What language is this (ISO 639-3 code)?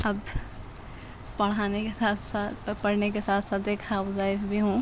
urd